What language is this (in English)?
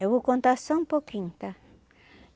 Portuguese